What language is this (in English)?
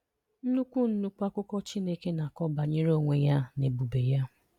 Igbo